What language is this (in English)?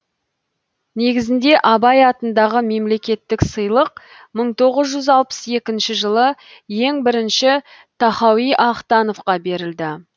Kazakh